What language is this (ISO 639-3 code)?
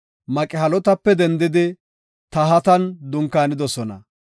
gof